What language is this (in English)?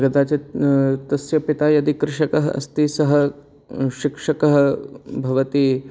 Sanskrit